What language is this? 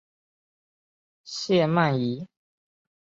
Chinese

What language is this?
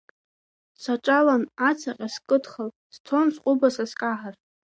Abkhazian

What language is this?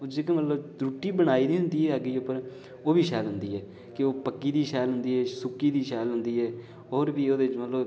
Dogri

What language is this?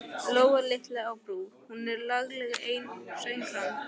Icelandic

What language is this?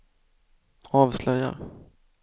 Swedish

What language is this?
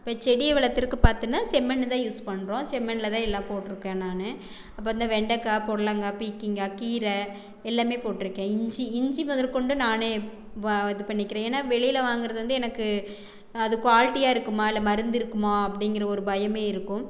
Tamil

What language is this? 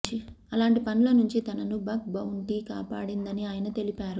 Telugu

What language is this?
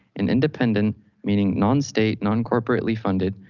English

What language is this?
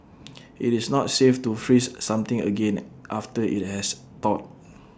English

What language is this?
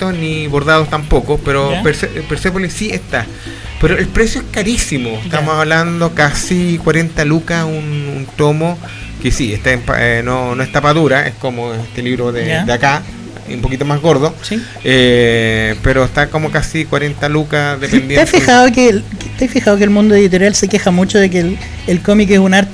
Spanish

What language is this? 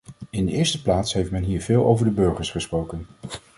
Dutch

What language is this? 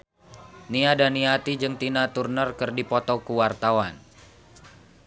Sundanese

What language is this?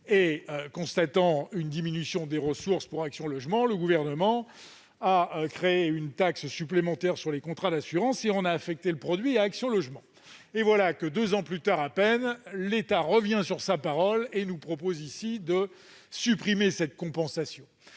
French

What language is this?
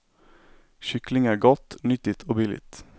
Swedish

